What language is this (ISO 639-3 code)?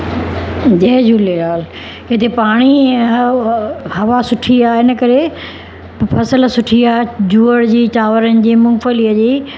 snd